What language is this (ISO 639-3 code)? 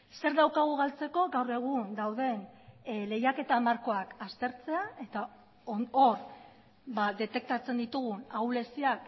eus